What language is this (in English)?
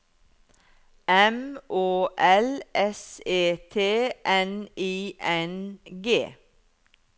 Norwegian